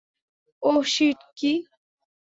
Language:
Bangla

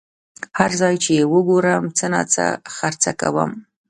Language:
Pashto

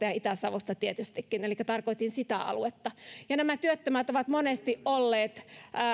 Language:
Finnish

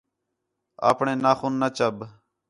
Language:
Khetrani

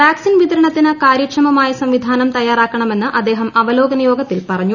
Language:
Malayalam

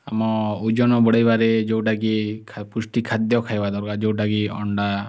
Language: Odia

